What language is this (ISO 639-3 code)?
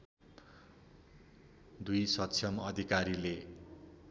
nep